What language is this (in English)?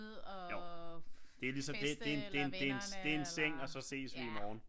Danish